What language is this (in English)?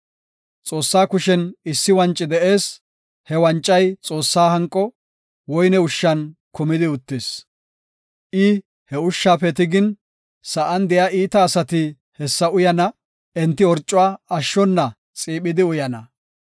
Gofa